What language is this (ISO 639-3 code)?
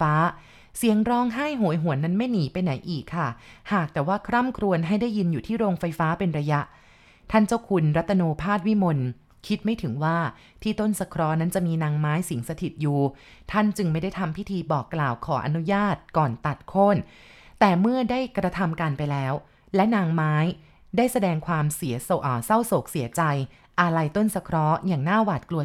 tha